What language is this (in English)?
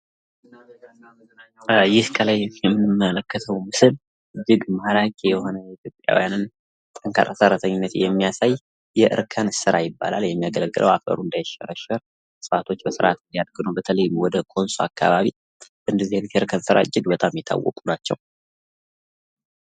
Amharic